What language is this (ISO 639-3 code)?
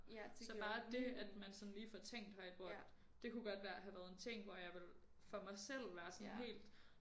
dan